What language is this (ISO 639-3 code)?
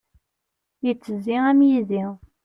kab